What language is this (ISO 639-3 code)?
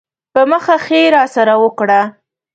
pus